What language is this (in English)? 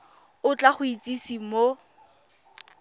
Tswana